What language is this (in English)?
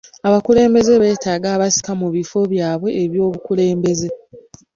Ganda